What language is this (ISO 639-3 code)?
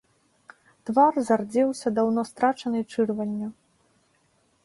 bel